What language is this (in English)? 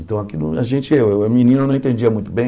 Portuguese